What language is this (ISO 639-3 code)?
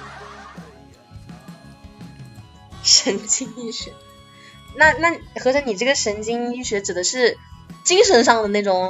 zho